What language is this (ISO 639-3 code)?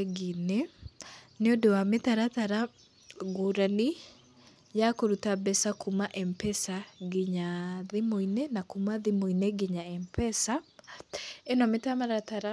kik